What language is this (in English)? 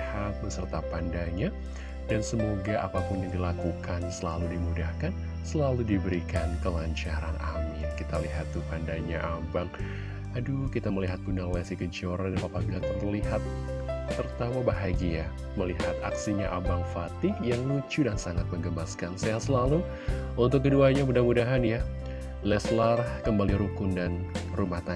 Indonesian